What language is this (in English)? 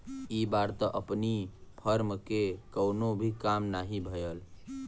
Bhojpuri